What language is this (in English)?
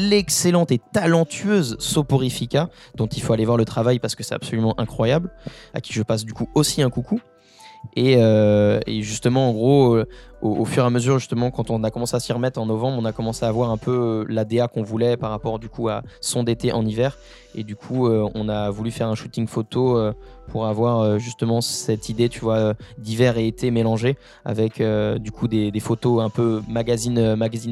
French